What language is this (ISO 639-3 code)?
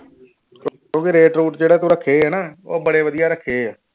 pan